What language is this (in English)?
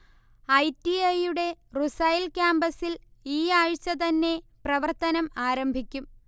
Malayalam